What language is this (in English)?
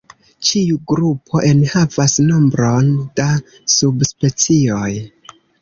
Esperanto